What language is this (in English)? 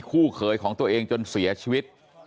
Thai